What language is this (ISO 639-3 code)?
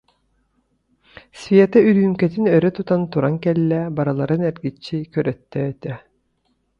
sah